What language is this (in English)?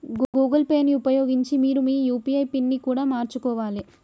Telugu